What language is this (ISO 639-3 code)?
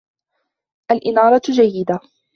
ara